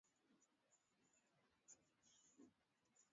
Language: Swahili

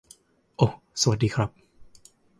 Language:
Thai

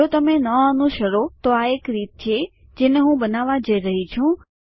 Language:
Gujarati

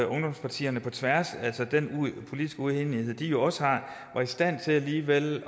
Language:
Danish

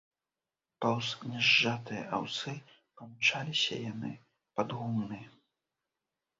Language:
Belarusian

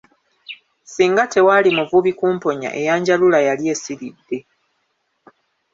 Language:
Ganda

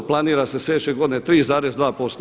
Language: Croatian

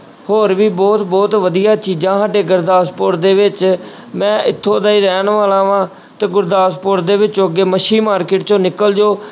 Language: Punjabi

